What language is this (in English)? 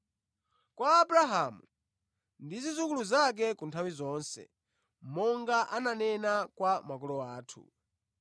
Nyanja